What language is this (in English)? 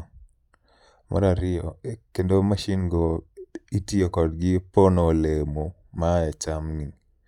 Luo (Kenya and Tanzania)